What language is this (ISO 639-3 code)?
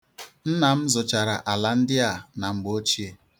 ibo